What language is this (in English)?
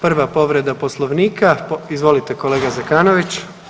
Croatian